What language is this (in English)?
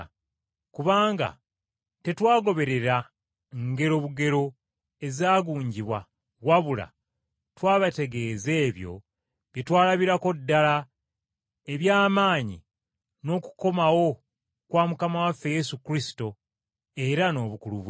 Ganda